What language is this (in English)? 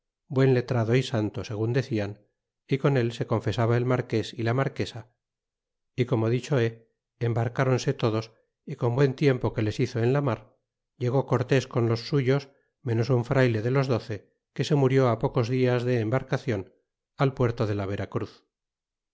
Spanish